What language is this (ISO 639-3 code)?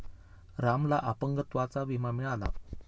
mar